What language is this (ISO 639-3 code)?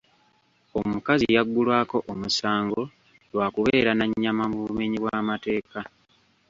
lug